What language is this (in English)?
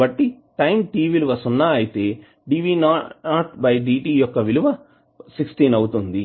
Telugu